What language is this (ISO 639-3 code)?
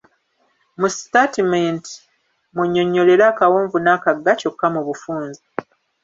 lug